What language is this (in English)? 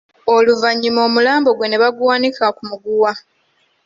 Ganda